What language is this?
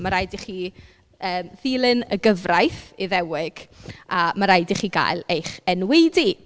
Welsh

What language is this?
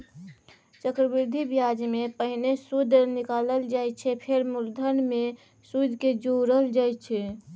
Maithili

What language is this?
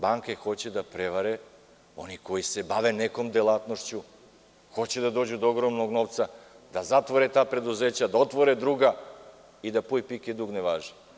Serbian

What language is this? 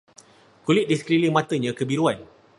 Malay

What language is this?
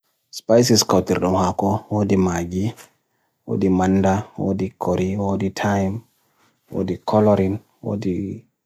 Bagirmi Fulfulde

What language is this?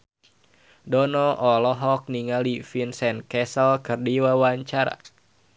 Sundanese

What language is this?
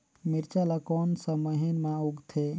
Chhattisgarhi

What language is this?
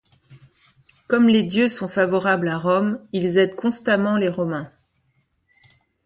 French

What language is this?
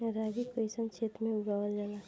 Bhojpuri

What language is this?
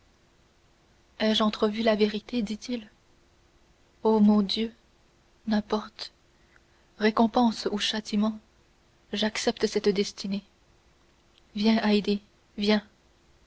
French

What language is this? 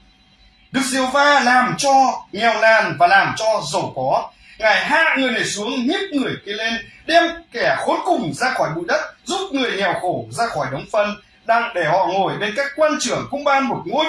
Vietnamese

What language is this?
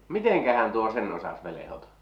Finnish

